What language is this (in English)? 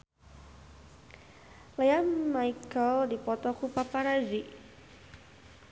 Sundanese